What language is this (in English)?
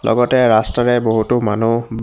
Assamese